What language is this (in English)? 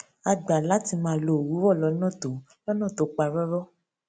Yoruba